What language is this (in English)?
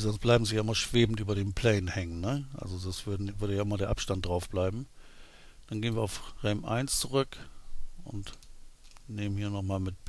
German